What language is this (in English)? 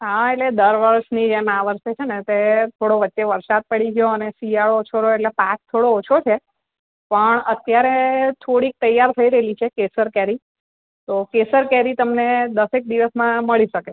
Gujarati